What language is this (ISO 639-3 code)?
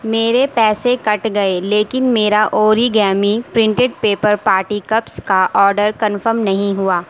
urd